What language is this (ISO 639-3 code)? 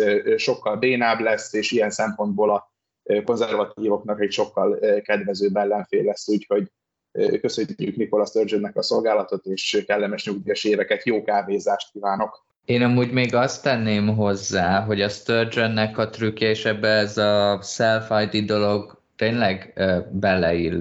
hun